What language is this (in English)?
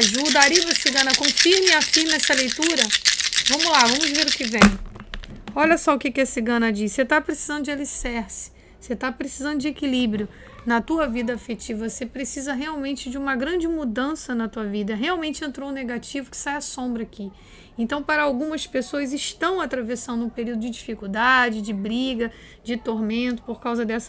Portuguese